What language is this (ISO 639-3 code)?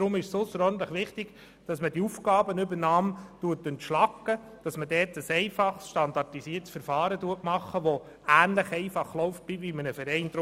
gsw